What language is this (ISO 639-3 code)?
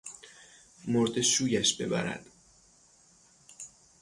fas